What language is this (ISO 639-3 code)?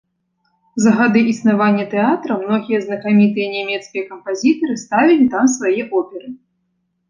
bel